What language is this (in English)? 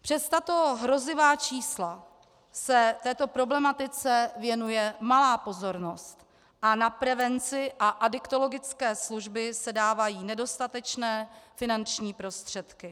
Czech